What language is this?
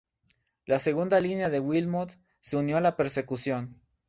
Spanish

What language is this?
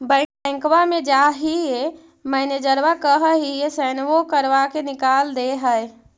Magahi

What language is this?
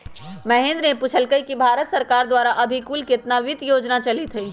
Magahi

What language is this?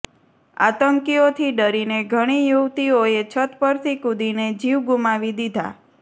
Gujarati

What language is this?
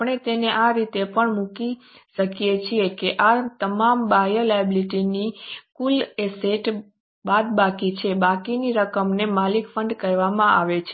Gujarati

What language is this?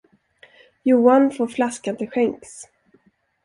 Swedish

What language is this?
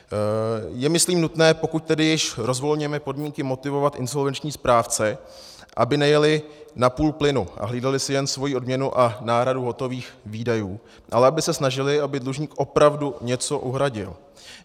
Czech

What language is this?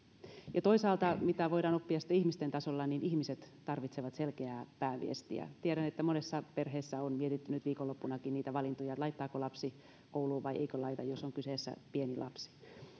Finnish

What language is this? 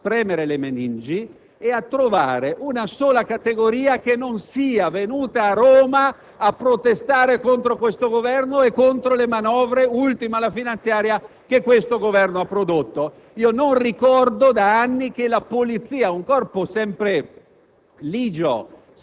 Italian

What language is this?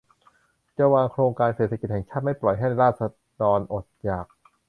Thai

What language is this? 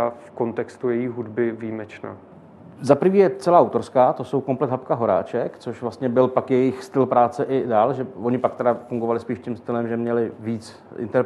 Czech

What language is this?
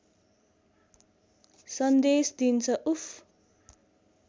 Nepali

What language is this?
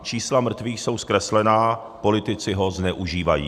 Czech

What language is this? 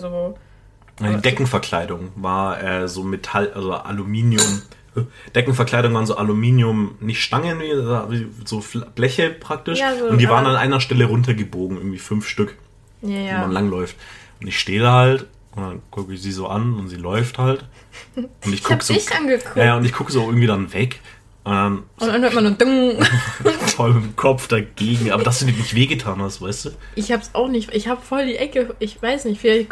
German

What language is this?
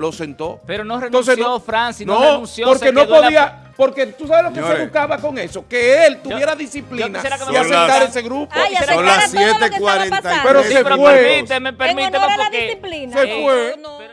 Spanish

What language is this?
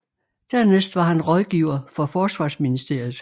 Danish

